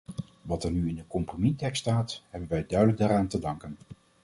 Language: Dutch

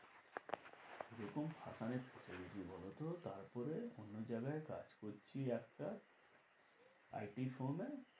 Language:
Bangla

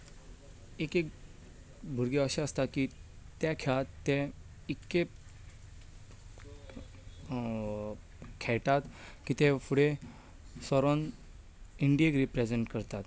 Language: Konkani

